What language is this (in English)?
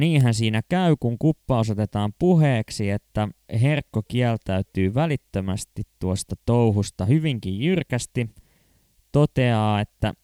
Finnish